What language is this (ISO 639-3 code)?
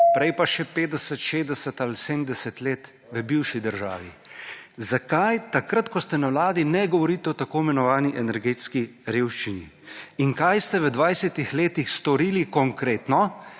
slv